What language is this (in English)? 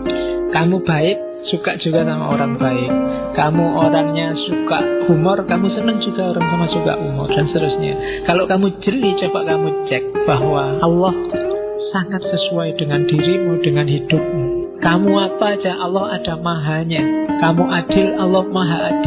Indonesian